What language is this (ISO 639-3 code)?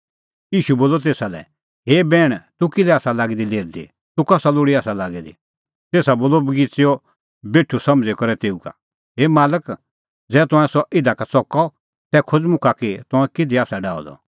kfx